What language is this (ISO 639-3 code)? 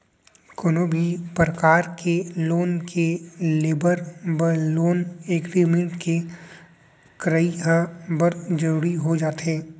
hne